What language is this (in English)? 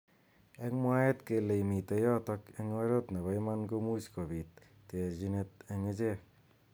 Kalenjin